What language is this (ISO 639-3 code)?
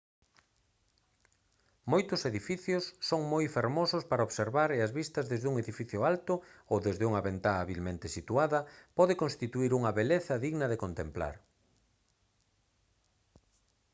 glg